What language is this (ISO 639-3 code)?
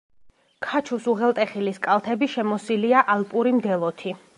kat